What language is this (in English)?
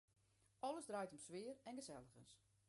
Western Frisian